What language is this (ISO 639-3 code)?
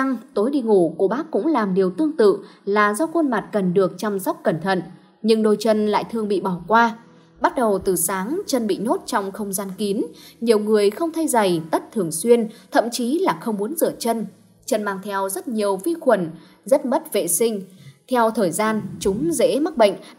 vie